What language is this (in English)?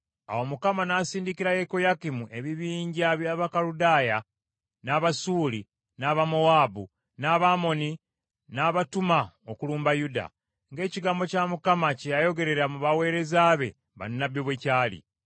Ganda